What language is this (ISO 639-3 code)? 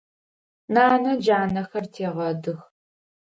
ady